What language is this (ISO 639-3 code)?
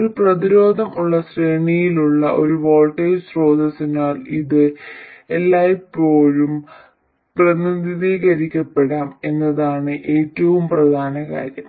mal